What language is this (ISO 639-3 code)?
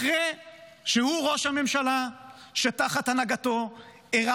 heb